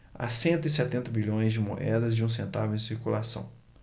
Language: Portuguese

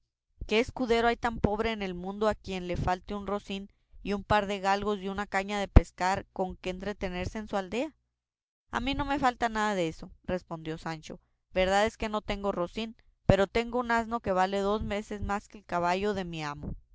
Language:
Spanish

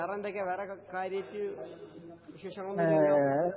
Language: Malayalam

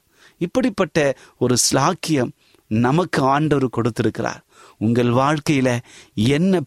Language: Tamil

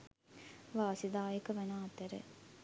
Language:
Sinhala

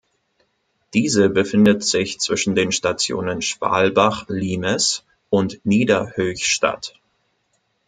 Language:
German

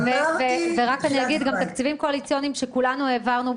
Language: Hebrew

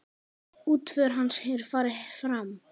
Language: Icelandic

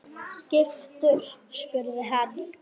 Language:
Icelandic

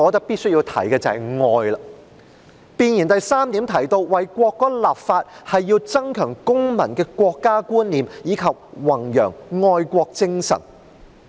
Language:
Cantonese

